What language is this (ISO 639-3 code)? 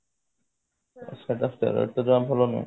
ori